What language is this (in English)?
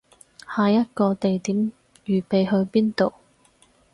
Cantonese